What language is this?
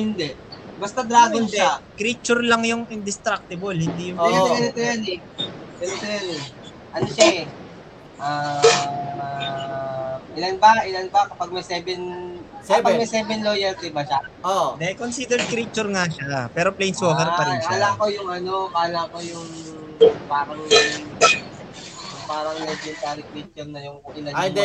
Filipino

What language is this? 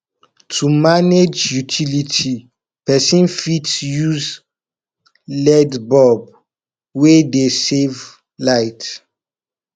Nigerian Pidgin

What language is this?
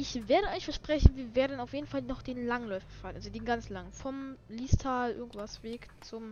German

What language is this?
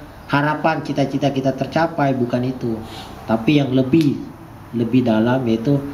Indonesian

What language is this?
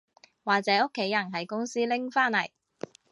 Cantonese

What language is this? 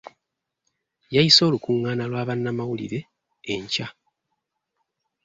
Ganda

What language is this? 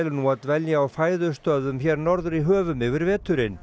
Icelandic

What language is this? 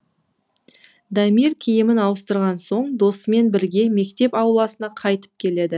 Kazakh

